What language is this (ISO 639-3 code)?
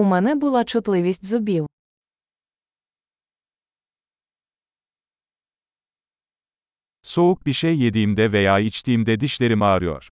tur